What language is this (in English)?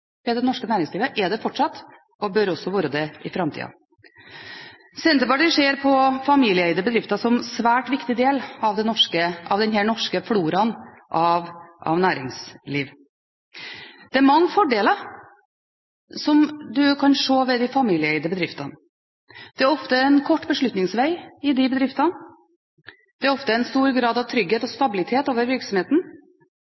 Norwegian Bokmål